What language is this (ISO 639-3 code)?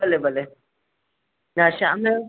snd